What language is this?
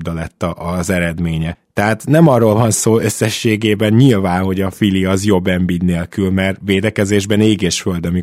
Hungarian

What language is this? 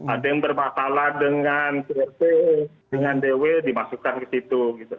Indonesian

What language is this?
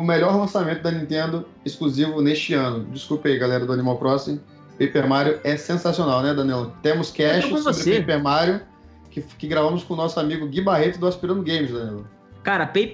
Portuguese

